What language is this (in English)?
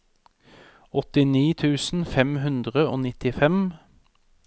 Norwegian